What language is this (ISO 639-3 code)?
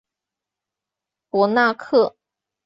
zho